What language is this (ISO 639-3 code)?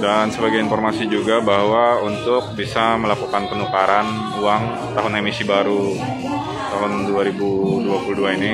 ind